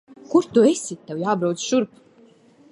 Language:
Latvian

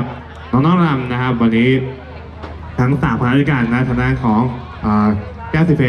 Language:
Thai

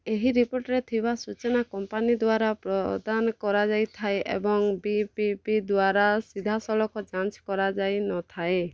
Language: Odia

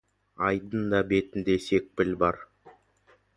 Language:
Kazakh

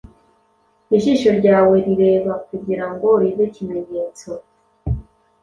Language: Kinyarwanda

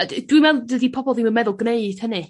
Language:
Welsh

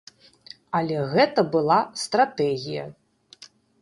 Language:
Belarusian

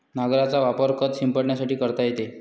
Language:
Marathi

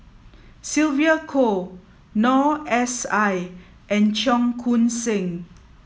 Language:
English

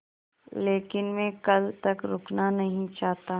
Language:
Hindi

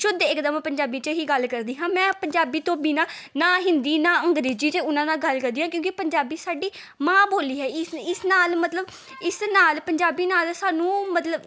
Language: Punjabi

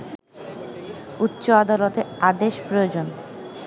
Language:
Bangla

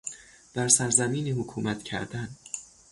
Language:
Persian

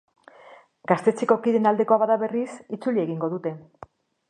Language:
Basque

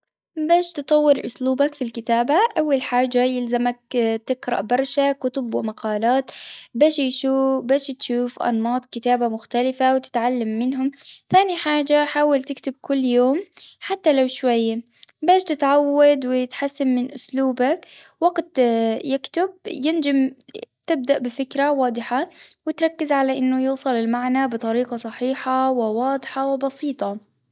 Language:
Tunisian Arabic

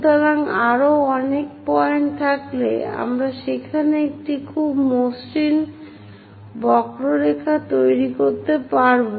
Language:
Bangla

